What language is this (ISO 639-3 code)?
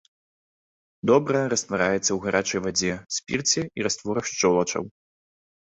bel